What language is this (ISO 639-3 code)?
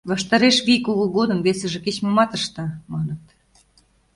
chm